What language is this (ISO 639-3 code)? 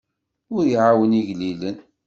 kab